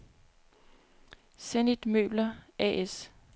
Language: Danish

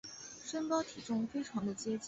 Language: Chinese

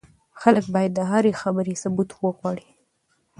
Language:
Pashto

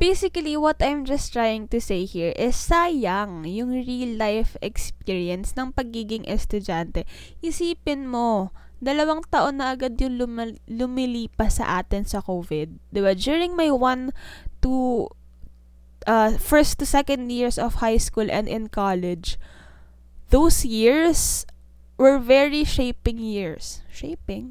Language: Filipino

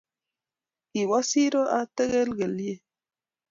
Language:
Kalenjin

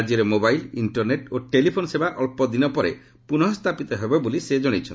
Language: Odia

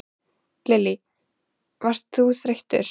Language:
Icelandic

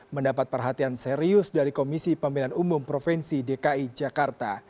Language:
Indonesian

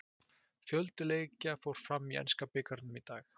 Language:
Icelandic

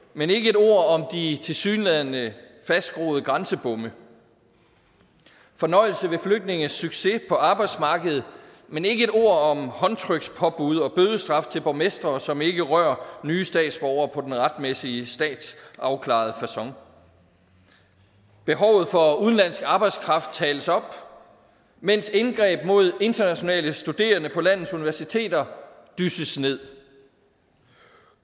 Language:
Danish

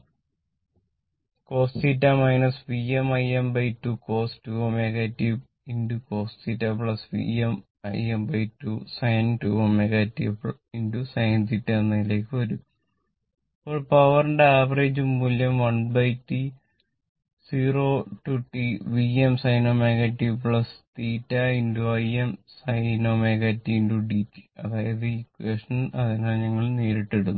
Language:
Malayalam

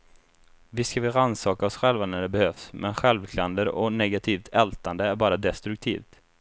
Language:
Swedish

